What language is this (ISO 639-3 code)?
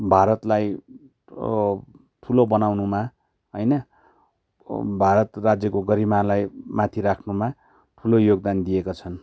nep